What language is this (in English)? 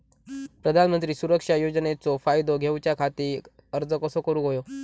Marathi